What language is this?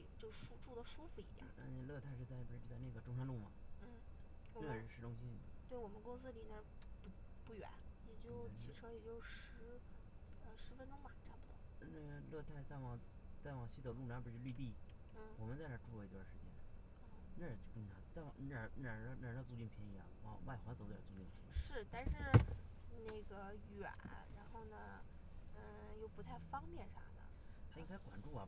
Chinese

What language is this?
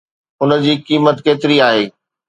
Sindhi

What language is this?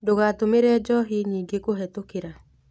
Kikuyu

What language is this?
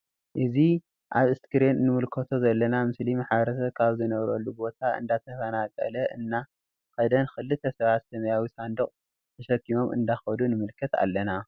Tigrinya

